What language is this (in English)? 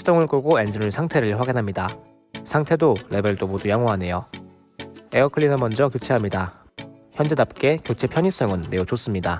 Korean